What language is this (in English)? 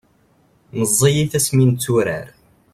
Kabyle